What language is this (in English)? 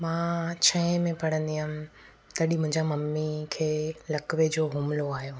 Sindhi